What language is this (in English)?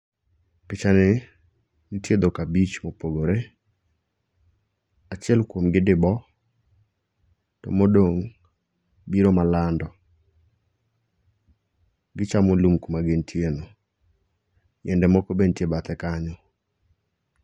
Luo (Kenya and Tanzania)